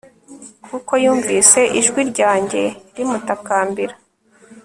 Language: Kinyarwanda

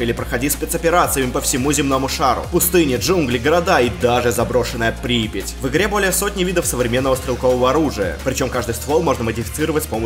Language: Russian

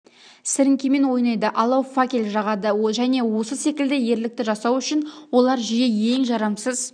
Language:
Kazakh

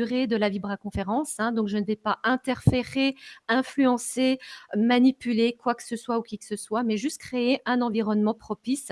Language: French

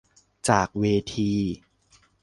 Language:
Thai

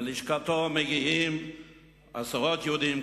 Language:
Hebrew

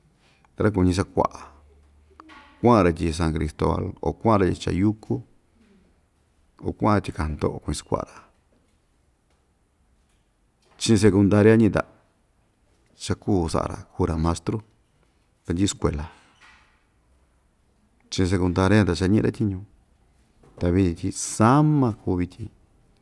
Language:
Ixtayutla Mixtec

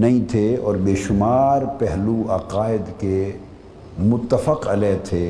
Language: Urdu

